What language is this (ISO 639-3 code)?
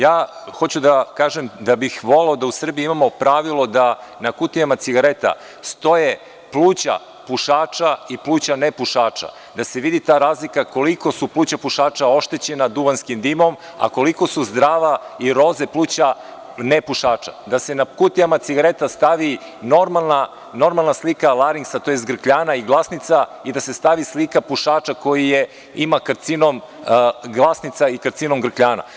srp